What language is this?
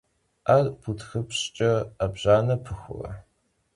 Kabardian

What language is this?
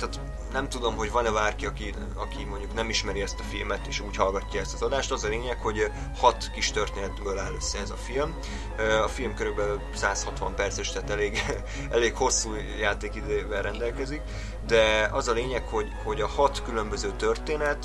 Hungarian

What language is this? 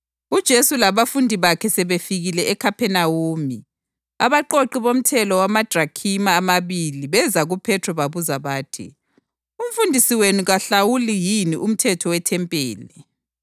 North Ndebele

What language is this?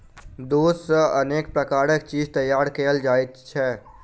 Maithili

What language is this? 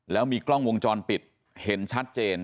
Thai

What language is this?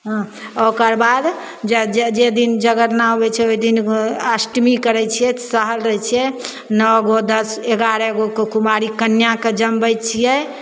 Maithili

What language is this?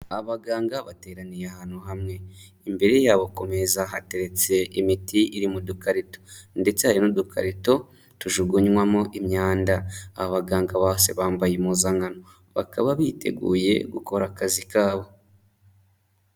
Kinyarwanda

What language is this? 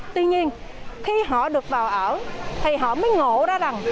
Vietnamese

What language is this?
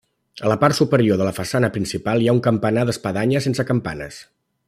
Catalan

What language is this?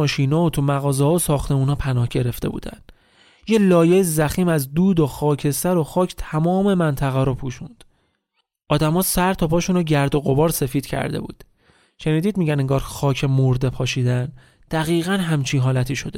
Persian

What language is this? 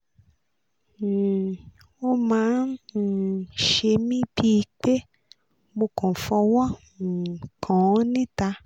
Yoruba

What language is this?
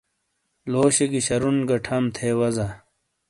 Shina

